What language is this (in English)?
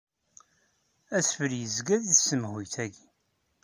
Kabyle